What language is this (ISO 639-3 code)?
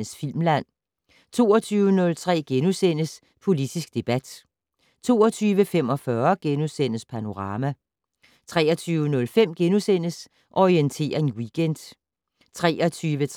dan